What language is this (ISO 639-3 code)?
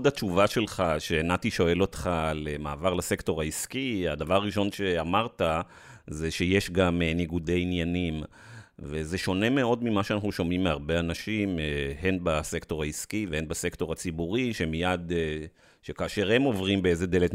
heb